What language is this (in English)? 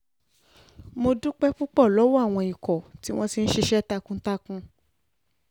Yoruba